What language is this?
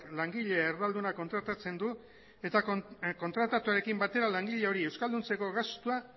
Basque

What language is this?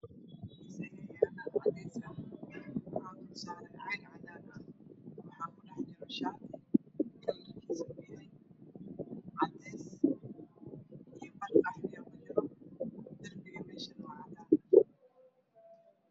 Somali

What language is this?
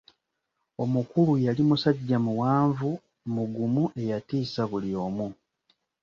Ganda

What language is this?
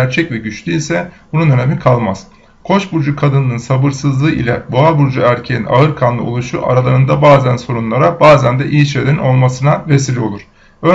Turkish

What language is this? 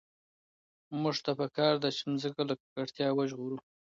Pashto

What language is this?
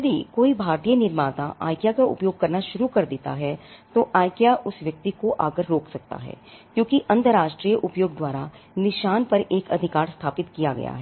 Hindi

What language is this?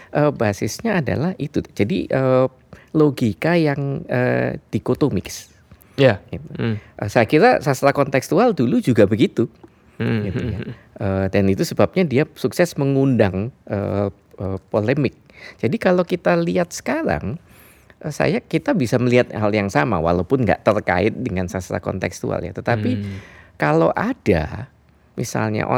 Indonesian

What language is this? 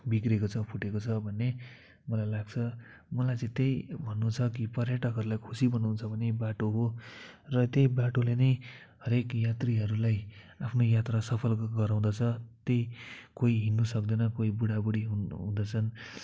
Nepali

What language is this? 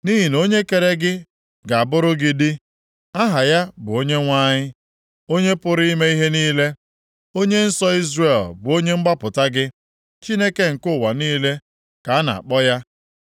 Igbo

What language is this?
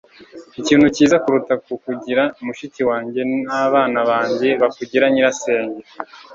Kinyarwanda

